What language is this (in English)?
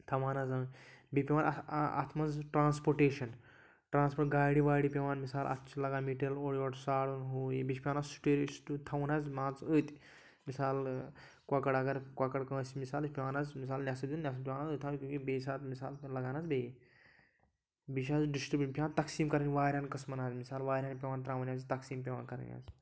Kashmiri